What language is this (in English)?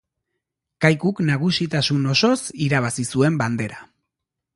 Basque